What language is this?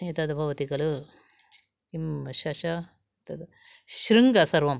Sanskrit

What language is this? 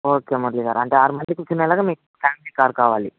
Telugu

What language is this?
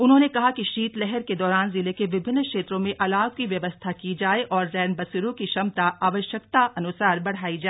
Hindi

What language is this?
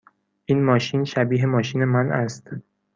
Persian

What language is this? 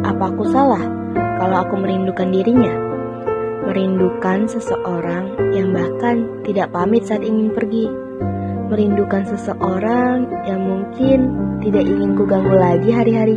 Indonesian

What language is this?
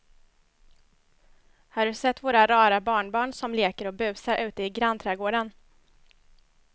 Swedish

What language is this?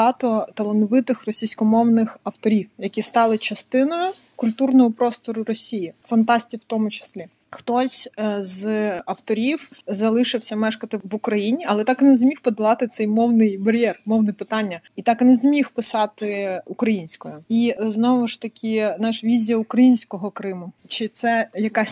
Ukrainian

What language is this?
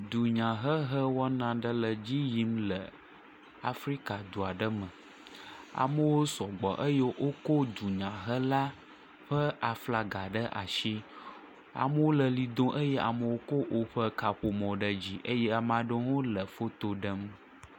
Ewe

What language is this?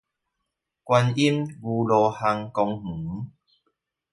Chinese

